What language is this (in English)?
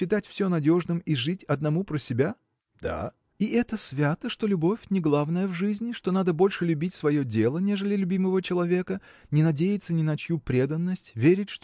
Russian